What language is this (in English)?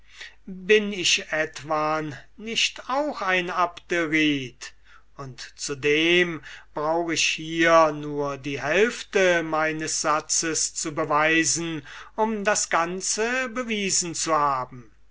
German